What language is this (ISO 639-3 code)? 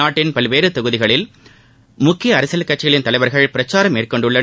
tam